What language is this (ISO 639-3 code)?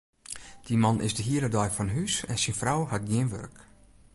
fry